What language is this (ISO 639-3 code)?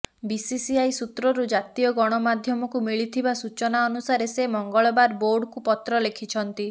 ori